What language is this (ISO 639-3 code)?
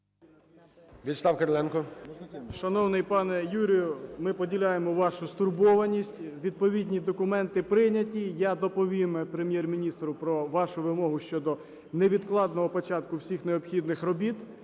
ukr